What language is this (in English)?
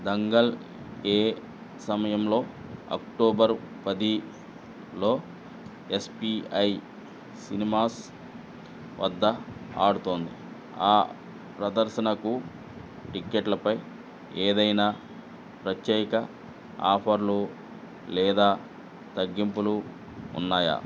Telugu